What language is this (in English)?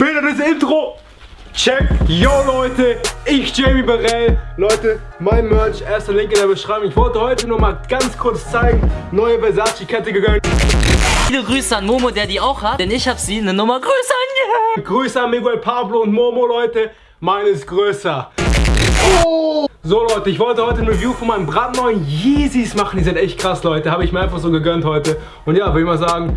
German